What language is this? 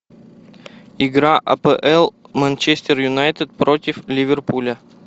Russian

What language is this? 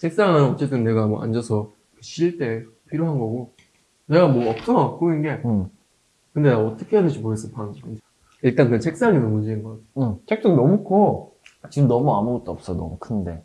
Korean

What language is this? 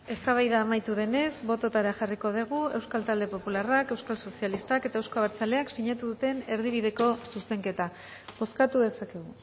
Basque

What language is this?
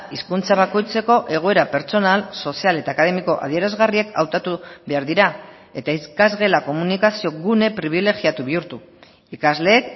Basque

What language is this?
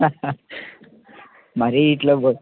Telugu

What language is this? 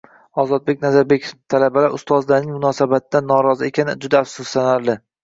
Uzbek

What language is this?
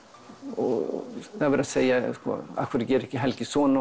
Icelandic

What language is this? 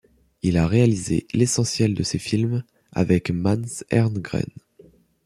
French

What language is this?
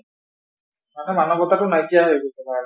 Assamese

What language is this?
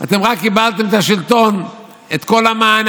Hebrew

